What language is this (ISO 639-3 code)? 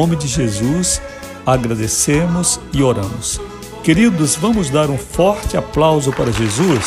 por